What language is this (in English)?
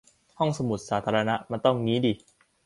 Thai